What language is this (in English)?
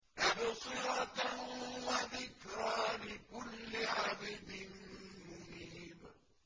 Arabic